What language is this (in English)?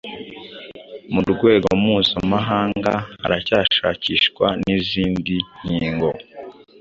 Kinyarwanda